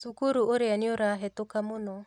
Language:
Kikuyu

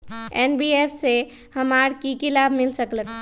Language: Magahi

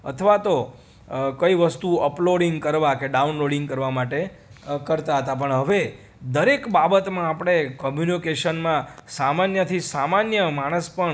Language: Gujarati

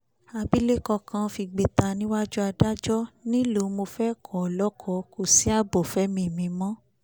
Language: Yoruba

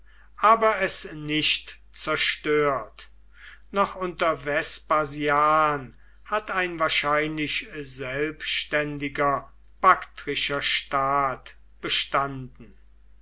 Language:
German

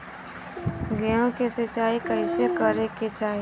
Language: Bhojpuri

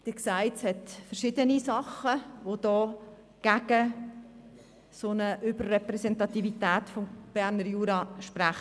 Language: Swiss German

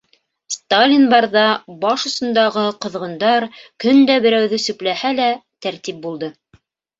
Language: Bashkir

